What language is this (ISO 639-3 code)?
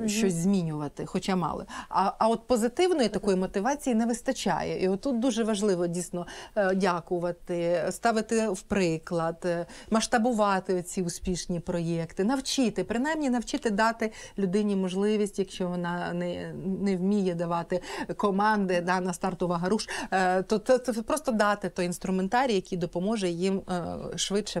ukr